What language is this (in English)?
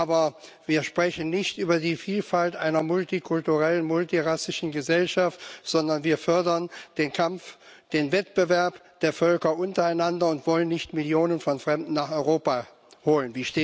German